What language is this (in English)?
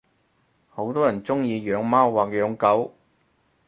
Cantonese